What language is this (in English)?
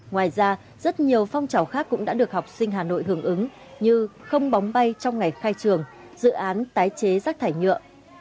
Vietnamese